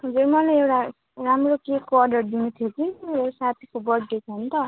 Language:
Nepali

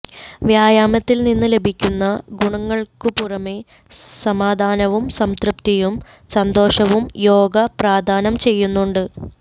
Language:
Malayalam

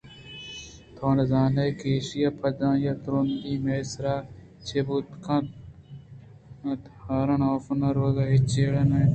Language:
Eastern Balochi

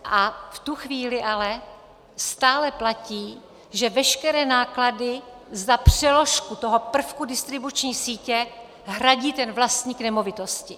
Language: Czech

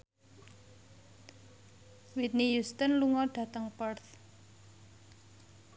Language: Javanese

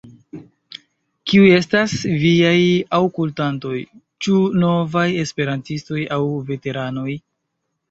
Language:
Esperanto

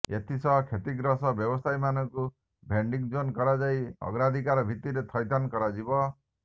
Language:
Odia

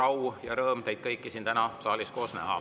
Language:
Estonian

